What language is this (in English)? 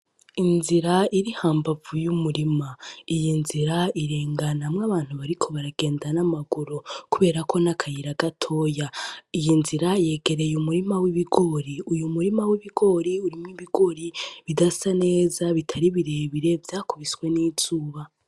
Rundi